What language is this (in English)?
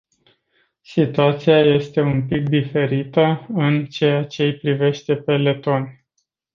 Romanian